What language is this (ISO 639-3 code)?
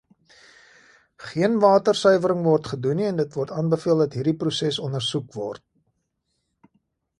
afr